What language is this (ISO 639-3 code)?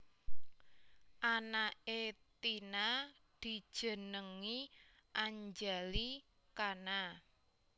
jav